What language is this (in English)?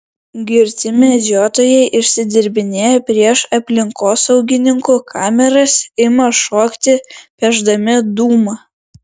Lithuanian